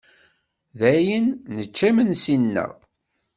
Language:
Kabyle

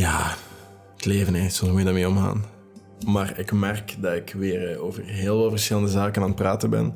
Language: Dutch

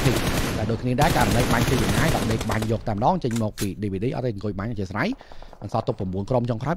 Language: Thai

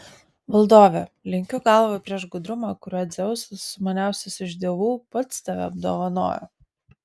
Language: Lithuanian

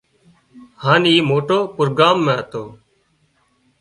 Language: Wadiyara Koli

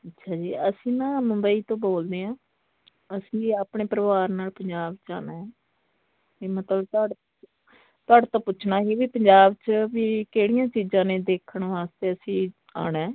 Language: Punjabi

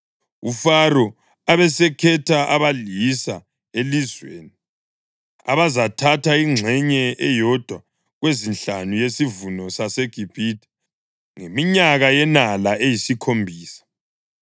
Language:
North Ndebele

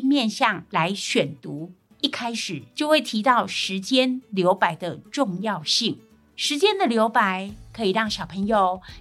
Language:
Chinese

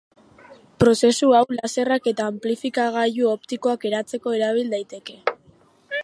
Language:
Basque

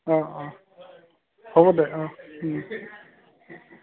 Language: Assamese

